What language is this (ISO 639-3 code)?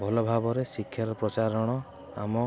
ori